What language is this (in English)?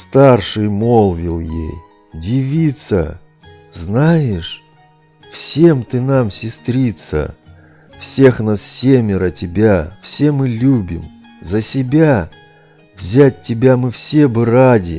Russian